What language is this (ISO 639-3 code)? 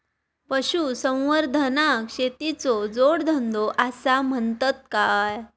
mar